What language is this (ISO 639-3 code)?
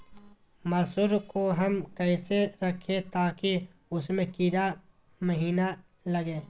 mag